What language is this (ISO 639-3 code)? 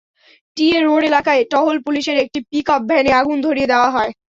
ben